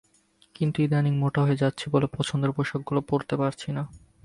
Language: Bangla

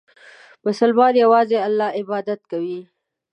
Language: Pashto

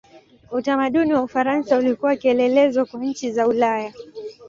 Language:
Swahili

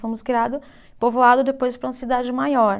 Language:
Portuguese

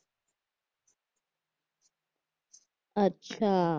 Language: Marathi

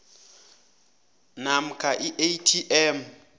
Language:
South Ndebele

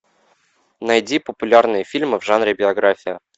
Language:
Russian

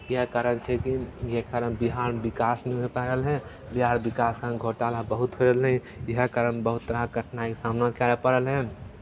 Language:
Maithili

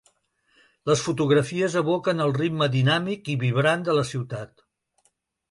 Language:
Catalan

